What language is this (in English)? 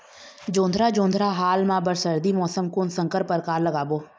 Chhattisgarhi